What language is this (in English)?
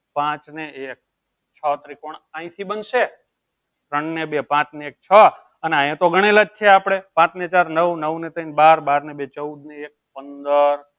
Gujarati